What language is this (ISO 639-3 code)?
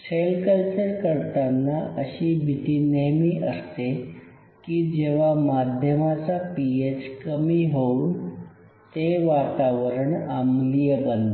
mar